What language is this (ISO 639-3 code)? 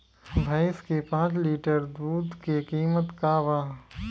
bho